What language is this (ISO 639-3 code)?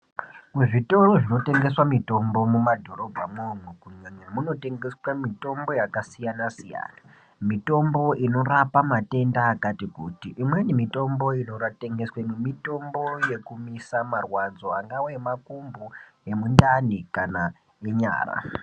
ndc